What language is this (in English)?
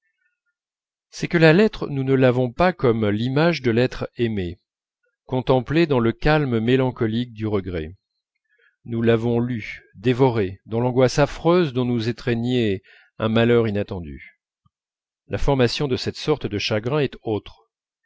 French